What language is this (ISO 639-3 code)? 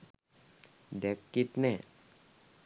sin